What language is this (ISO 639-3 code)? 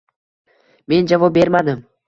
uzb